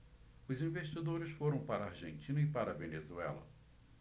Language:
Portuguese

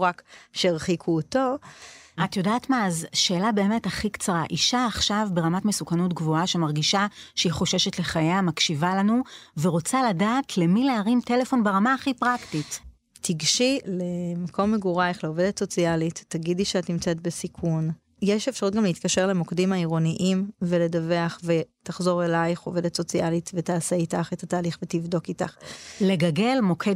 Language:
Hebrew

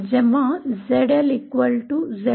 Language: Marathi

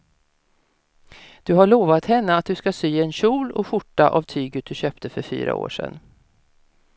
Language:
Swedish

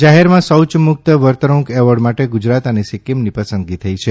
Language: Gujarati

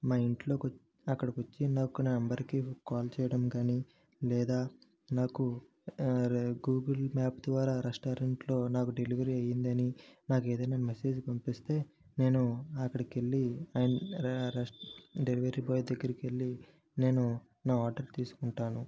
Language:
Telugu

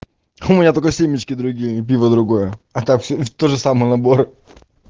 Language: Russian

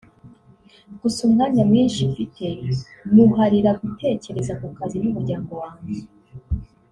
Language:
Kinyarwanda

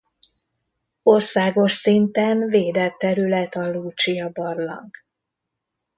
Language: Hungarian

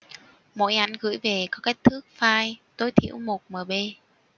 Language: Vietnamese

